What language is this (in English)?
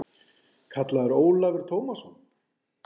Icelandic